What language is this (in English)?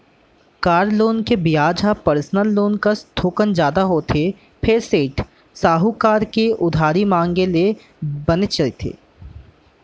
Chhattisgarhi